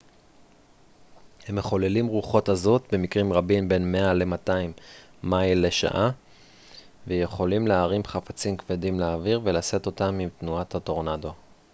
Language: Hebrew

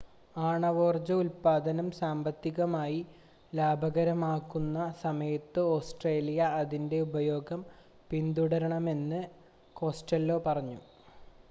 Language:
Malayalam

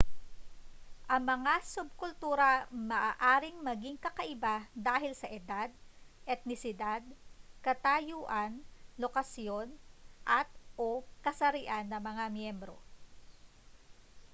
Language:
Filipino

